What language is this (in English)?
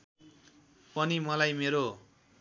Nepali